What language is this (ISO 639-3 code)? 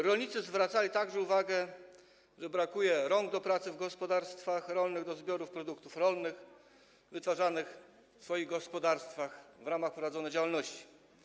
pol